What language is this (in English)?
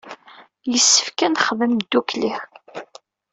Kabyle